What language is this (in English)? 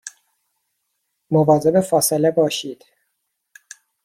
Persian